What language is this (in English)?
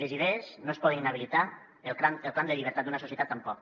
Catalan